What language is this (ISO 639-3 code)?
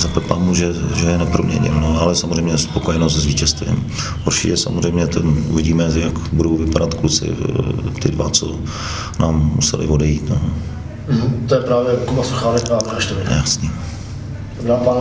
ces